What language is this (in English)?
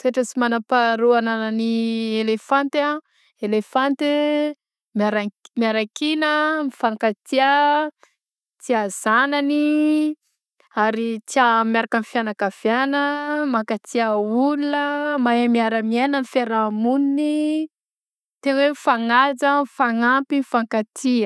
Southern Betsimisaraka Malagasy